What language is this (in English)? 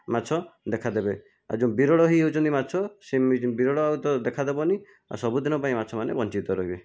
Odia